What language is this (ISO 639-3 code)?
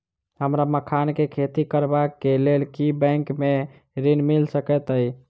mai